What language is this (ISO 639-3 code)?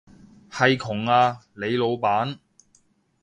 yue